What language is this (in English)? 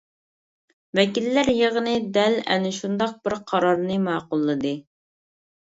Uyghur